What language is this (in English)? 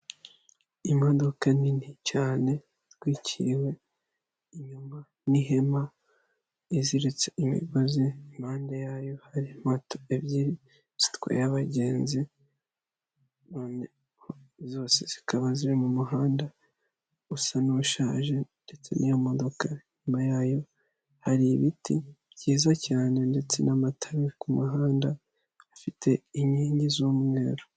Kinyarwanda